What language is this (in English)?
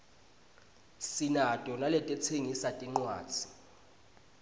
Swati